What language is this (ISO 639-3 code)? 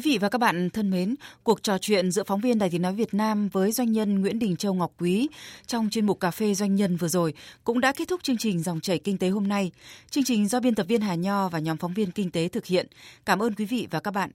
vie